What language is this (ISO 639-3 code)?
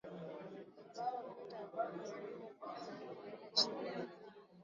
swa